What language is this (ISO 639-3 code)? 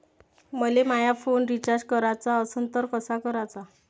mar